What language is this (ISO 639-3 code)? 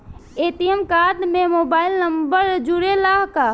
bho